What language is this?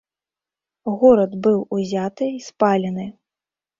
Belarusian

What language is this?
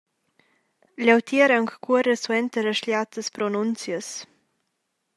Romansh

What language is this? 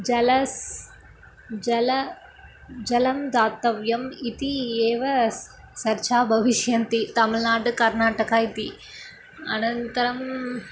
Sanskrit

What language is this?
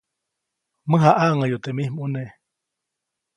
Copainalá Zoque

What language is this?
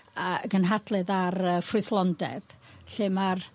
Welsh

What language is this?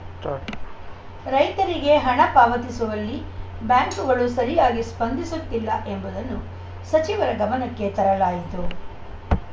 Kannada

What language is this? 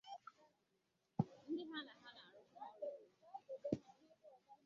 Igbo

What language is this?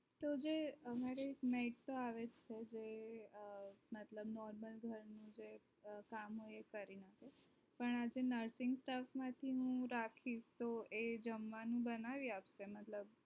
Gujarati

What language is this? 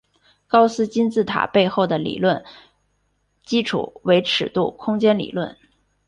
Chinese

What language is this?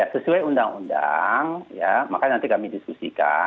Indonesian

